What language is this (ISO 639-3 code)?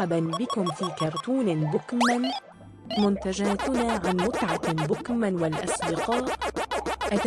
ara